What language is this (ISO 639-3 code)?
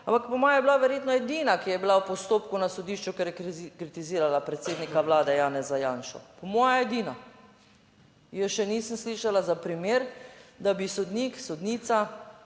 slv